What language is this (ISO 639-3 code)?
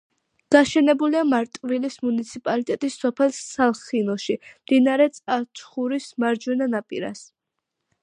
kat